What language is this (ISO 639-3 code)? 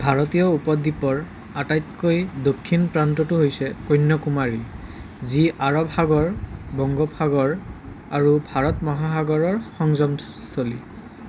asm